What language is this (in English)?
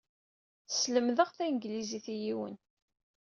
Kabyle